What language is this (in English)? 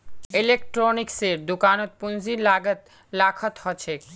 Magahi